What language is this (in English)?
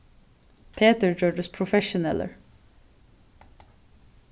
Faroese